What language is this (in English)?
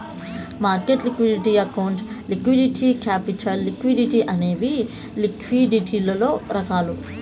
Telugu